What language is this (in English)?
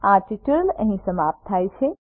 Gujarati